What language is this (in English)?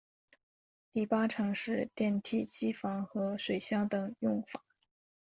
Chinese